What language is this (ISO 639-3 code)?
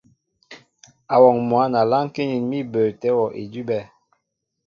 mbo